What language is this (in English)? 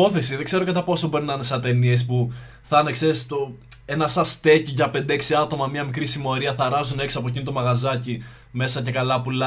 Greek